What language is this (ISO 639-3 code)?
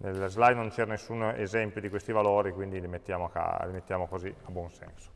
ita